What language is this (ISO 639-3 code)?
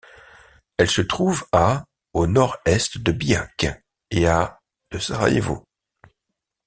fra